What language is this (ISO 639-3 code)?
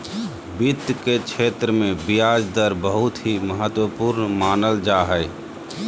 mag